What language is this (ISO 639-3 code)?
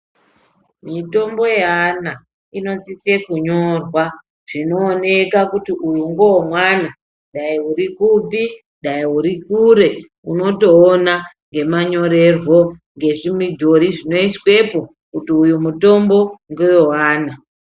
ndc